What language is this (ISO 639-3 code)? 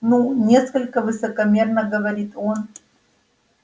rus